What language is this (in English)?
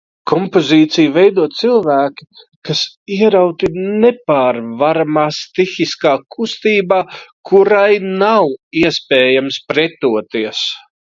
Latvian